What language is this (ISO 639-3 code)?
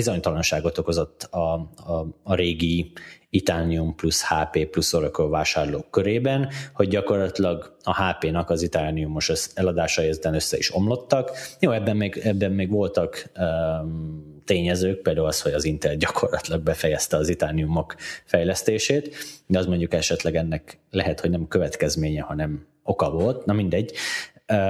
hun